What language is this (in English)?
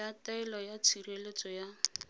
Tswana